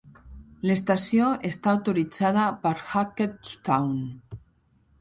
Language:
Catalan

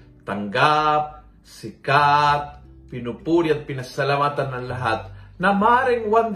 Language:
Filipino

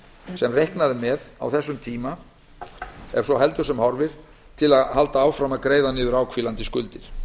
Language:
Icelandic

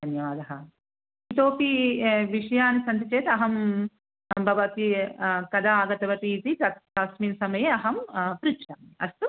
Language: Sanskrit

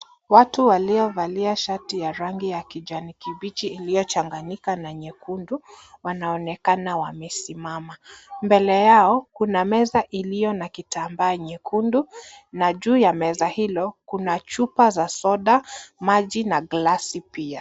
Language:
Swahili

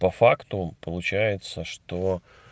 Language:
Russian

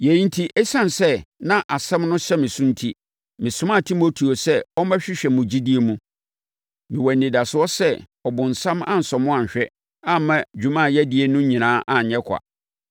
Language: Akan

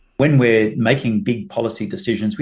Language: Indonesian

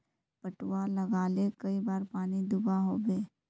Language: Magahi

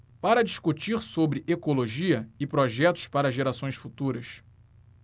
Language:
Portuguese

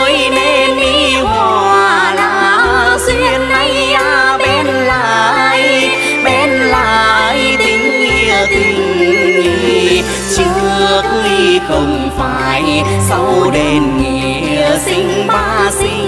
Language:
Vietnamese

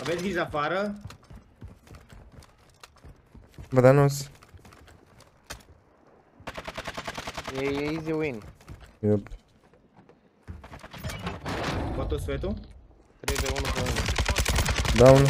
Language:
Romanian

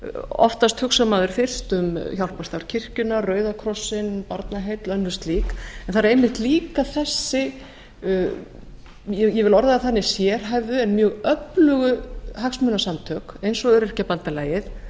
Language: Icelandic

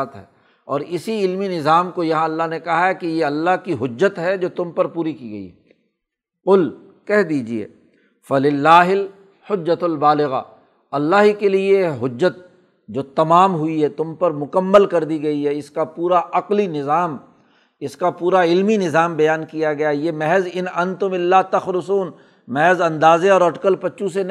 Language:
Urdu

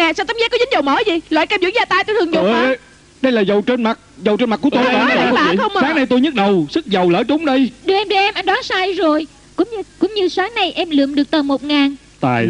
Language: Vietnamese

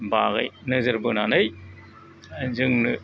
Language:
Bodo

